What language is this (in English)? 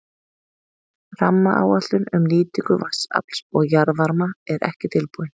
Icelandic